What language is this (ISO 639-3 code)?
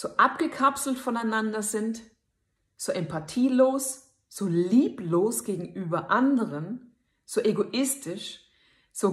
deu